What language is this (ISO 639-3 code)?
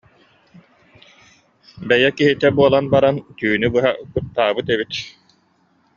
sah